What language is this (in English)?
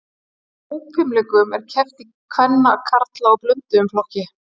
Icelandic